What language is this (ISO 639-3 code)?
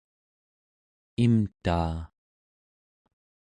esu